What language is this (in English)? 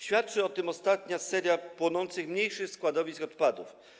Polish